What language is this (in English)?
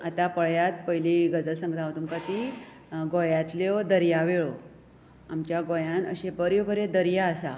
Konkani